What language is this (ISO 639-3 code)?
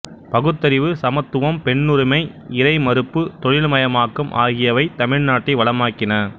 tam